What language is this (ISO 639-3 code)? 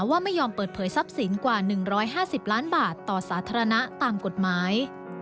tha